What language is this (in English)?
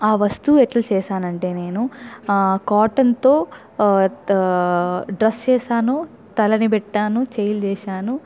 Telugu